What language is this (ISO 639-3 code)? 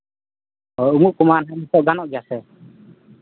sat